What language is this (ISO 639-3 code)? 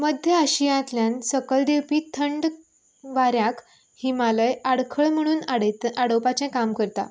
kok